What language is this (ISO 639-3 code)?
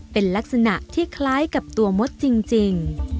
tha